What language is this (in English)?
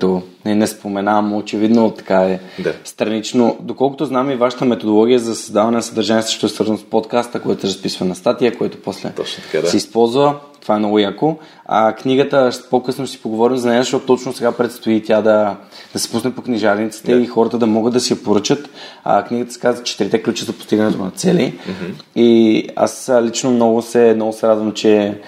Bulgarian